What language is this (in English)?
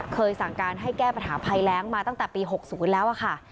Thai